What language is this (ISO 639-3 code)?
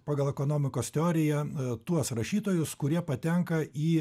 lit